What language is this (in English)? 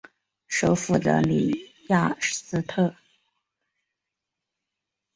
Chinese